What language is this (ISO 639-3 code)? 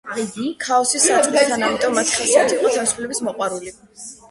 kat